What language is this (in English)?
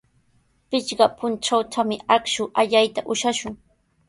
Sihuas Ancash Quechua